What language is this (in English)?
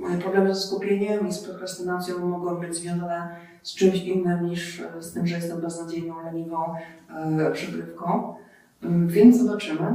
Polish